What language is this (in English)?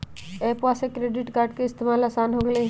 Magahi